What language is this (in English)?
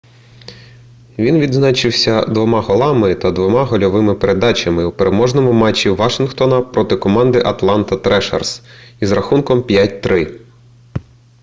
Ukrainian